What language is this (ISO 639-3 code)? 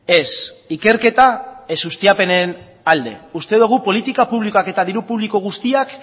eus